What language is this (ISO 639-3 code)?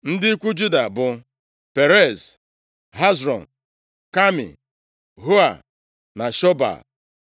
ibo